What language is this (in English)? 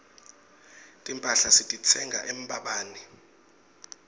Swati